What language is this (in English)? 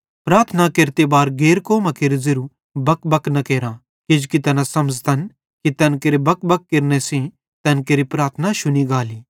Bhadrawahi